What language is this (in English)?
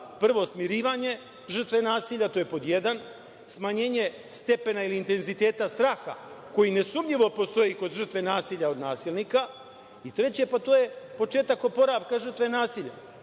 Serbian